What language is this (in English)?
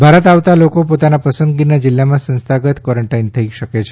Gujarati